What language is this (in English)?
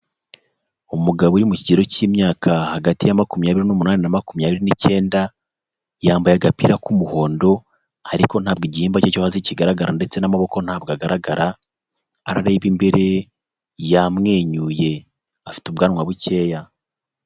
Kinyarwanda